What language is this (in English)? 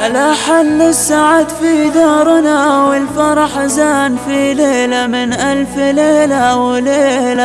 Arabic